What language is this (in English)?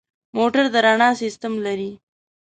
Pashto